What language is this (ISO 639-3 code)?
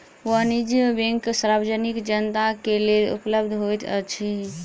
mai